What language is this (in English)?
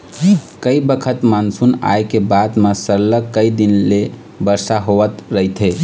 Chhattisgarhi